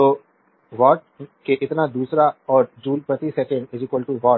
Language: Hindi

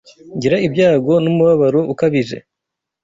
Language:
Kinyarwanda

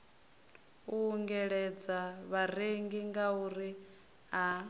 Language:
Venda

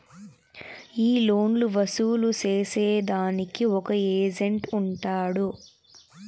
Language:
Telugu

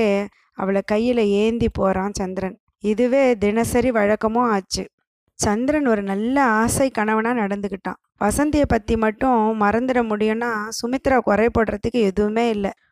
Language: Tamil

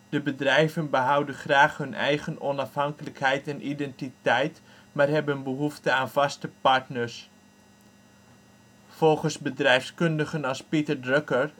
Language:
Dutch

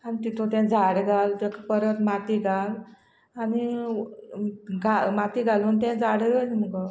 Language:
Konkani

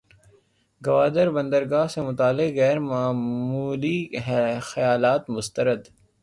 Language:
Urdu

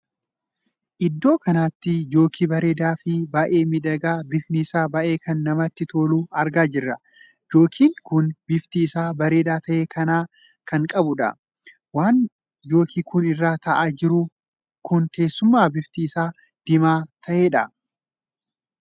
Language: Oromo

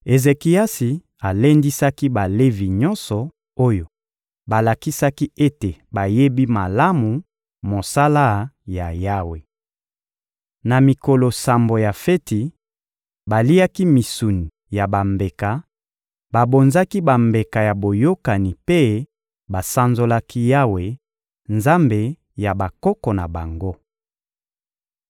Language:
Lingala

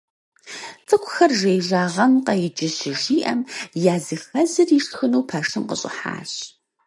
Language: Kabardian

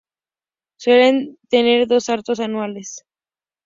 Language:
Spanish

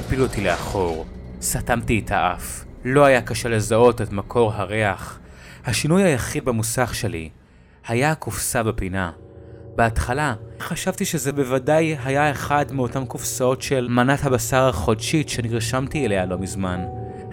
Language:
Hebrew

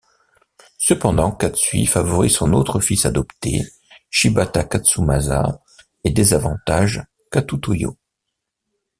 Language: French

